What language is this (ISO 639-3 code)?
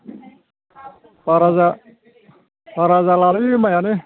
brx